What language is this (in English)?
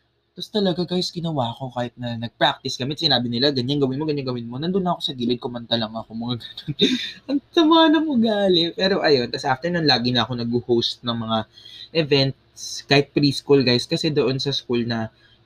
Filipino